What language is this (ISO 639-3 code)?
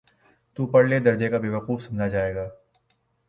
urd